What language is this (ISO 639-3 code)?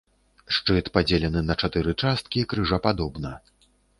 bel